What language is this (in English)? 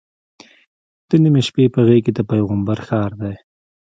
Pashto